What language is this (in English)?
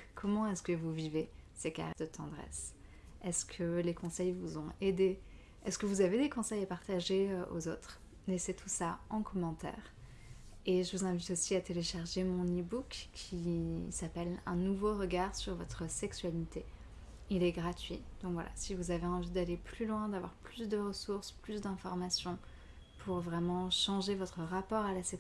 French